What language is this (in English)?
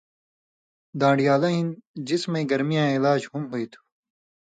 Indus Kohistani